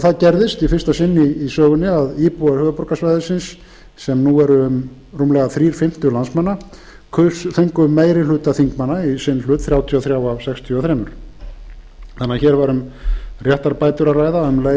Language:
Icelandic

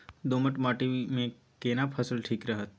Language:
Maithili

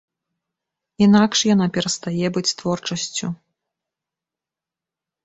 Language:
Belarusian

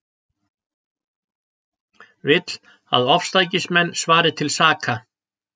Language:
Icelandic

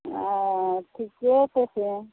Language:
Maithili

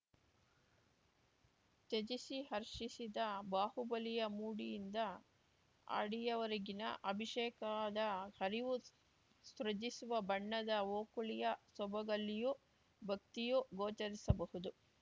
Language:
Kannada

